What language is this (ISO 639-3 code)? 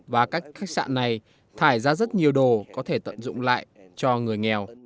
vie